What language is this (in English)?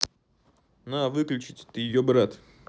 Russian